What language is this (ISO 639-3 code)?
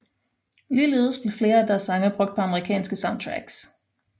dan